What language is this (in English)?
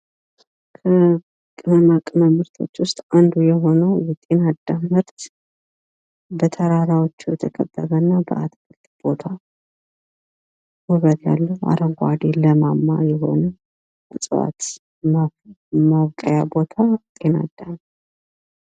Amharic